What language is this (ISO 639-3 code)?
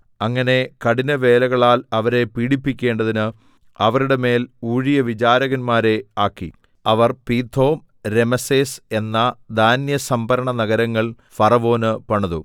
mal